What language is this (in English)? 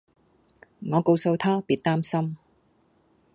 Cantonese